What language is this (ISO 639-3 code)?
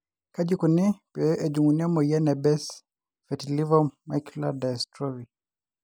mas